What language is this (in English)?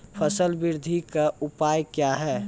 Maithili